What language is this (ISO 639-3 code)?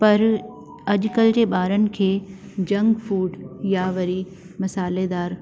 snd